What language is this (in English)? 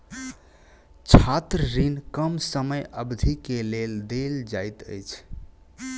Maithili